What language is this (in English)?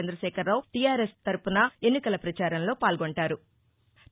Telugu